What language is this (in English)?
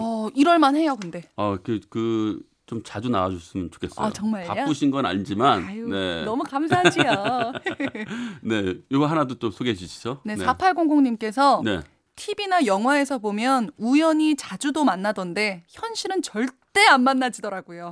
Korean